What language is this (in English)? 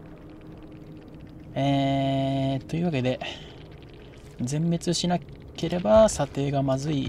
Japanese